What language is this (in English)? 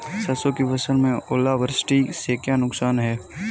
Hindi